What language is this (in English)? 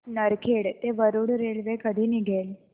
Marathi